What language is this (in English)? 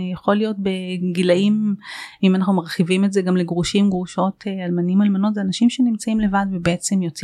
Hebrew